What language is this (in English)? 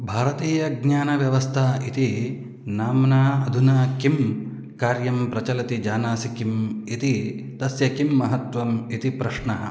Sanskrit